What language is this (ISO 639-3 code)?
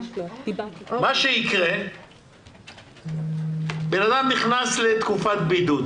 heb